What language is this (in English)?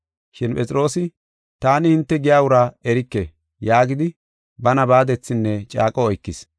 Gofa